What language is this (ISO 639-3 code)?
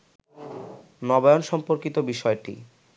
ben